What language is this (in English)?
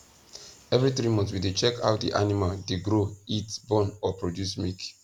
Nigerian Pidgin